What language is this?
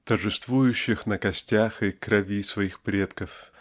Russian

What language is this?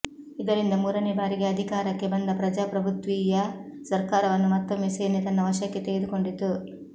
Kannada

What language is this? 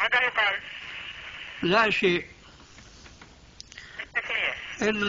Arabic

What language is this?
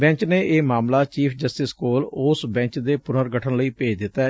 Punjabi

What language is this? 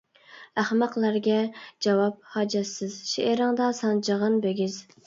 Uyghur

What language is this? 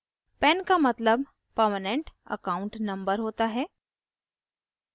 Hindi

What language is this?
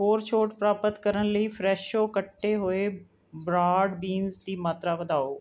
Punjabi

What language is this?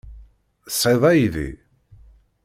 Kabyle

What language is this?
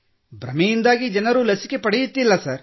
Kannada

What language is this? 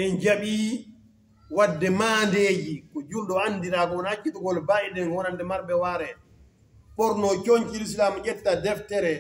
Arabic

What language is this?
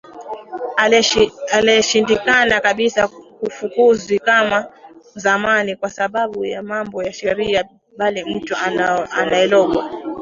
Swahili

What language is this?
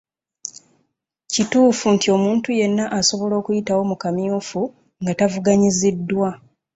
Ganda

